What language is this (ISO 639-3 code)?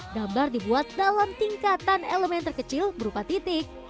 ind